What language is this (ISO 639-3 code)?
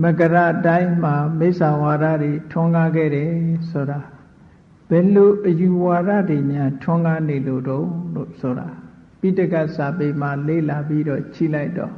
mya